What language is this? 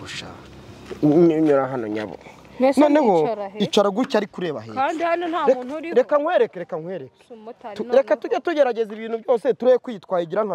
French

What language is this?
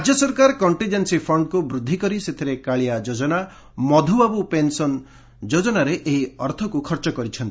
Odia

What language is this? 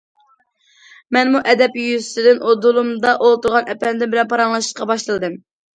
Uyghur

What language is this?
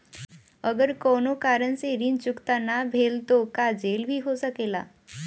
Bhojpuri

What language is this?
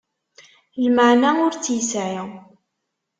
Kabyle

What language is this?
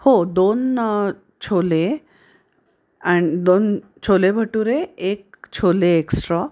Marathi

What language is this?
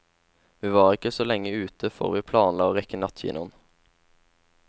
Norwegian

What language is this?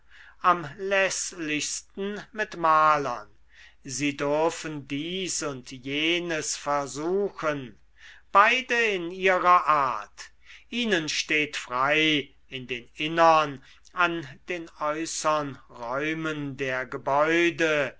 German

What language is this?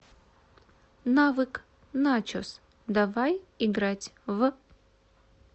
Russian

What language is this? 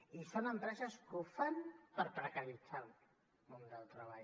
Catalan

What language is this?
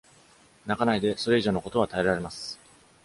Japanese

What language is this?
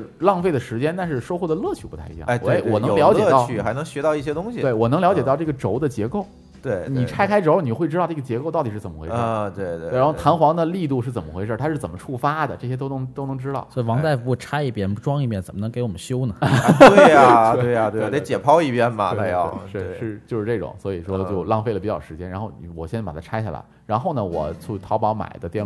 Chinese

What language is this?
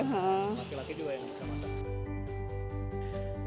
Indonesian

